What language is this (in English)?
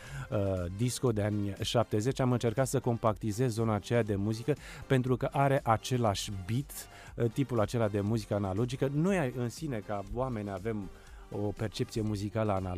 Romanian